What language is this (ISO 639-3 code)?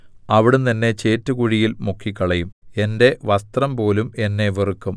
mal